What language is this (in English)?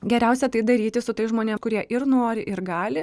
Lithuanian